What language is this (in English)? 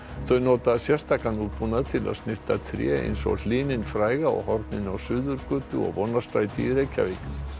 Icelandic